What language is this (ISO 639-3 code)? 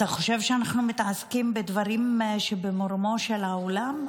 heb